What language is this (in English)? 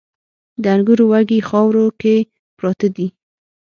Pashto